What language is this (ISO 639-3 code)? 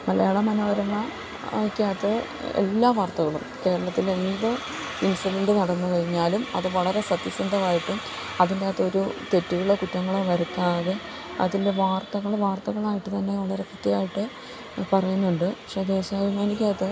mal